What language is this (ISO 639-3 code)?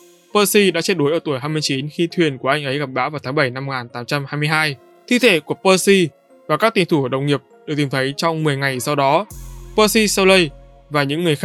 vie